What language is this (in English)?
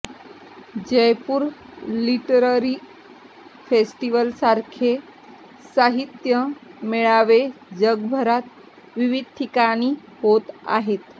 Marathi